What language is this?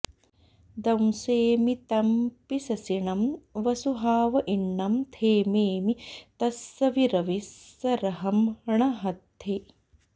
Sanskrit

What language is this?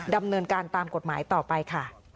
Thai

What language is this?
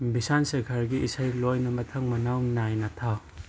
Manipuri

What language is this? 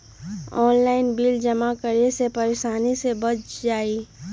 Magahi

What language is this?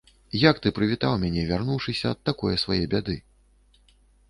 Belarusian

